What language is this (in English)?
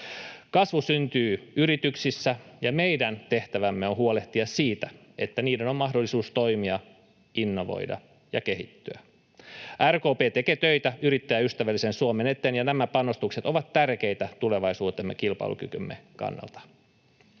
Finnish